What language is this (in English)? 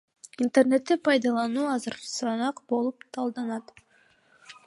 Kyrgyz